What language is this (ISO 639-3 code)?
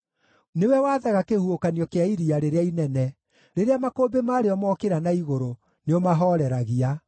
kik